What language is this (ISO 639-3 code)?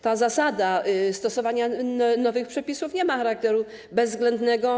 pol